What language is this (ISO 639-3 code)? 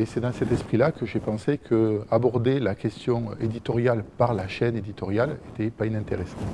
fra